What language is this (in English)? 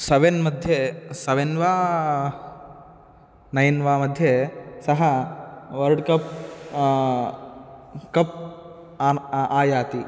Sanskrit